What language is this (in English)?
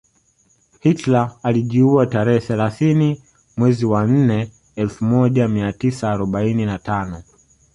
Swahili